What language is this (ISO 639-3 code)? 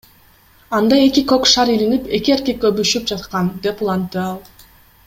kir